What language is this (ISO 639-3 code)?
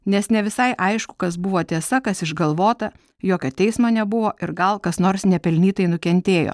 lit